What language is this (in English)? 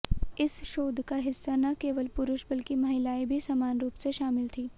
Hindi